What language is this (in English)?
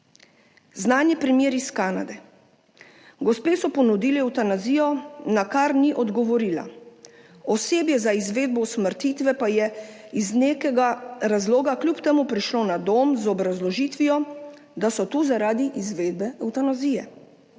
Slovenian